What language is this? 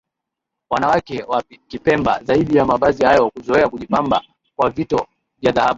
Swahili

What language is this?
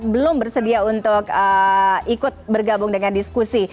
Indonesian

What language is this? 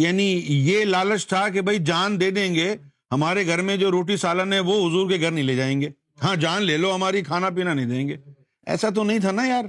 Urdu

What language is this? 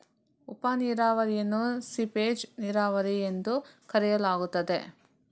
Kannada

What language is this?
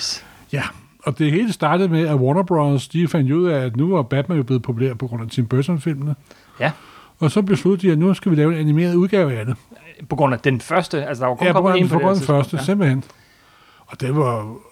Danish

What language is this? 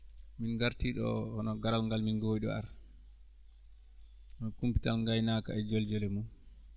Fula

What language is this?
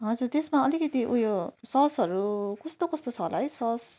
Nepali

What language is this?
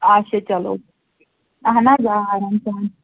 Kashmiri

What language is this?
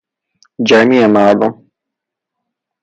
Persian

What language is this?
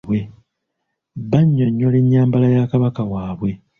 Ganda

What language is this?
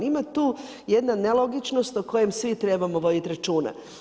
Croatian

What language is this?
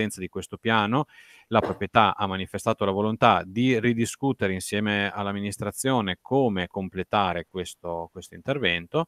Italian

